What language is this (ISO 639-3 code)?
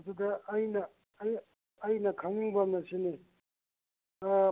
mni